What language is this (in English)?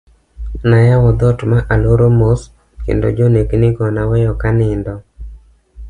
Luo (Kenya and Tanzania)